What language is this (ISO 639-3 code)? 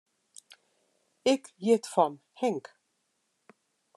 fry